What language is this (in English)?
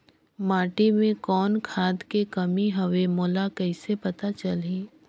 Chhattisgarhi